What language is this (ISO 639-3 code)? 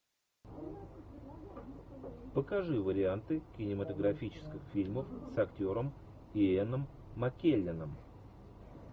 rus